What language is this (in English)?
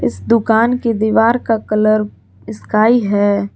Hindi